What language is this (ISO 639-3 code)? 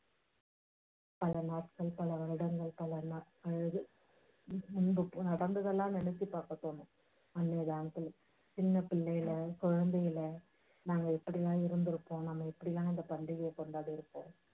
tam